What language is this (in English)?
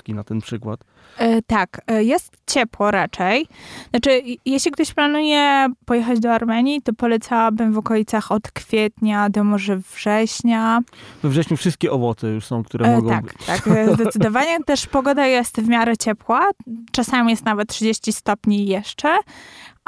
Polish